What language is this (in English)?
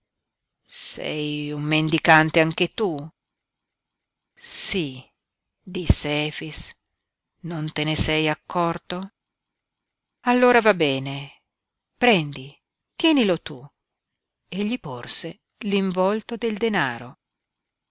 Italian